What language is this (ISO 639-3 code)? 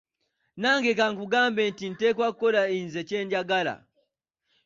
lug